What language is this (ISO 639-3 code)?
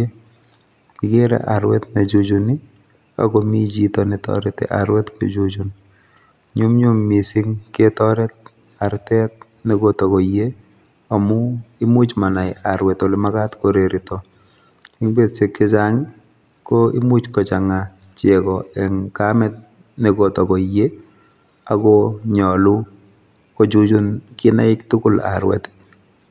kln